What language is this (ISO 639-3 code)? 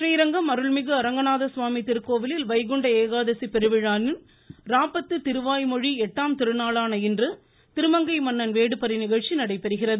tam